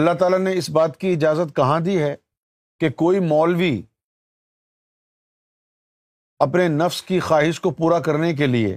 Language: Urdu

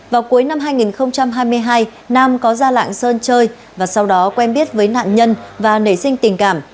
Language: Vietnamese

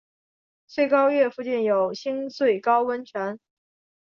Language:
Chinese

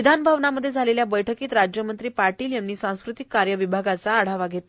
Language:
Marathi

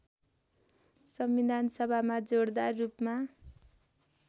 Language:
Nepali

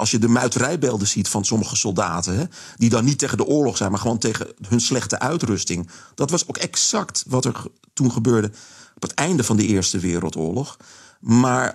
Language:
Dutch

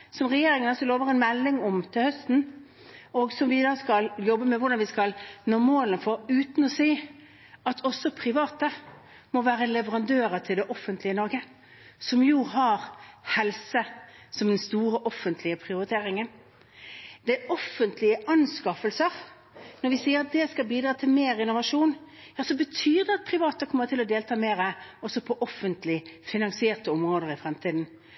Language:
Norwegian Bokmål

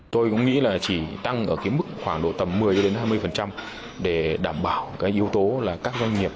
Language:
Vietnamese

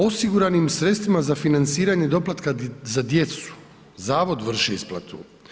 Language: Croatian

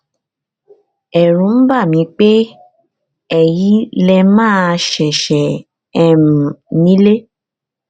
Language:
Yoruba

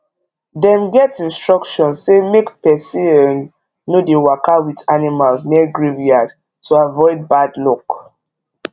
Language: Nigerian Pidgin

